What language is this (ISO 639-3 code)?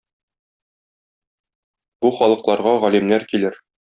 tat